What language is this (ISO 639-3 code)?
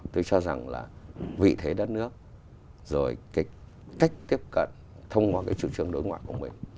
vie